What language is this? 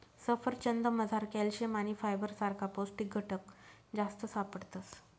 Marathi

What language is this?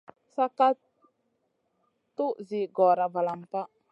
Masana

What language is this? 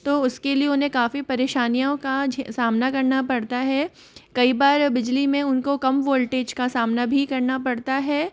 Hindi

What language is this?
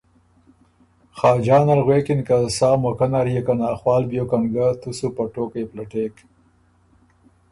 Ormuri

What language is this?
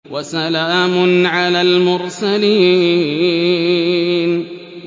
Arabic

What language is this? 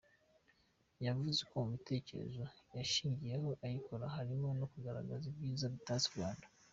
Kinyarwanda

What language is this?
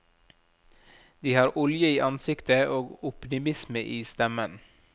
Norwegian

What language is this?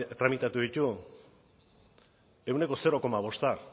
Basque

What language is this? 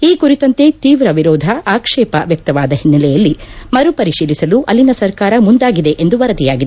Kannada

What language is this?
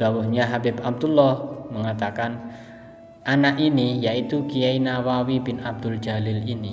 Indonesian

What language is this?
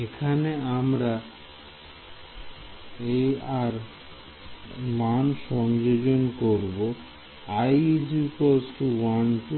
Bangla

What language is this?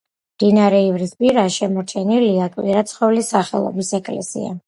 Georgian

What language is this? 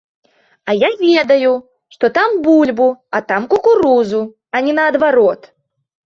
Belarusian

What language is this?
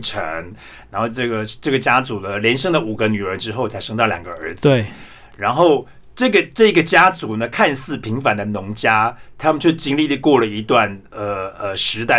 Chinese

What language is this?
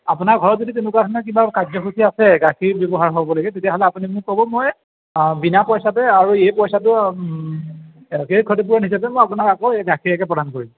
Assamese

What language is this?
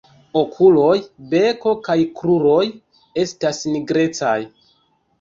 Esperanto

